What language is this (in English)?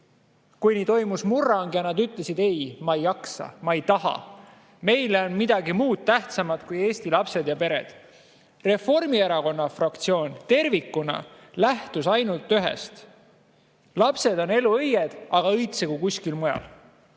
Estonian